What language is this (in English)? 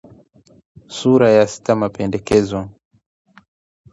Swahili